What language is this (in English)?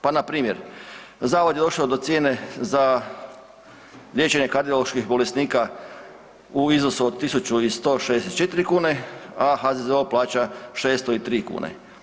Croatian